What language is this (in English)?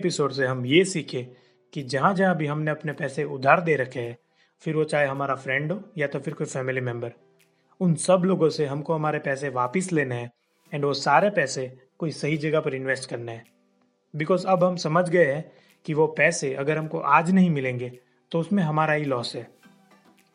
Hindi